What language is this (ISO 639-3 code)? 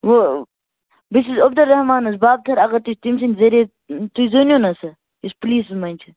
kas